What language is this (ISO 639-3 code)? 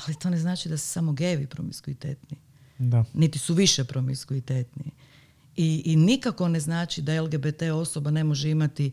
hrv